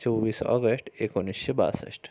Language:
Marathi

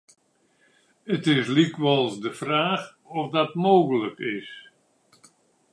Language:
Western Frisian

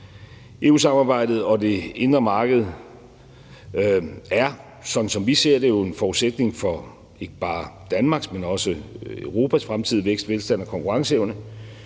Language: Danish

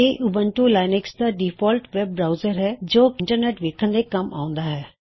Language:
Punjabi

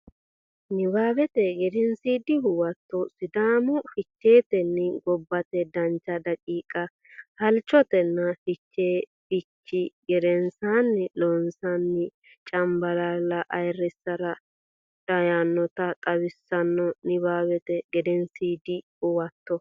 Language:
Sidamo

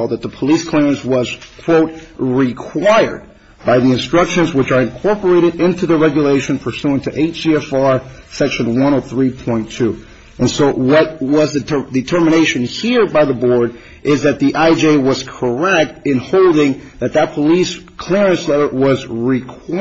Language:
English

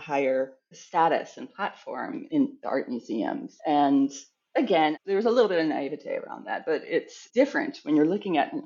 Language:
English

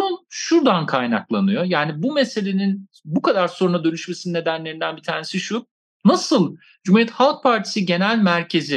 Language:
Turkish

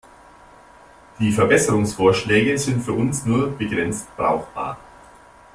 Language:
German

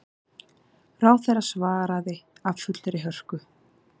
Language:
Icelandic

